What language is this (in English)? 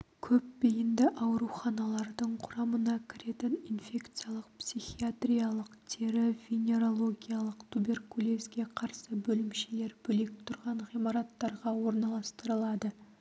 Kazakh